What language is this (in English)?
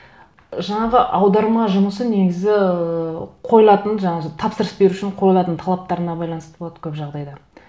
Kazakh